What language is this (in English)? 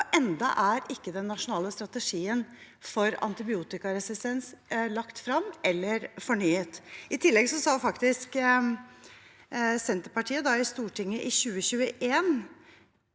Norwegian